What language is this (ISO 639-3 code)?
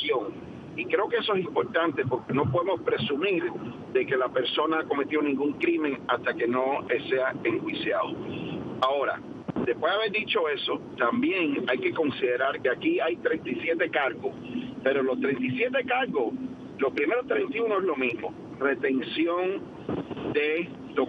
spa